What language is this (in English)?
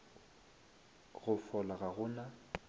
Northern Sotho